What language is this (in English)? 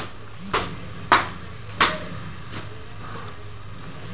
Bhojpuri